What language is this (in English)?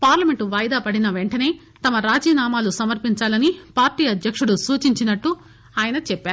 Telugu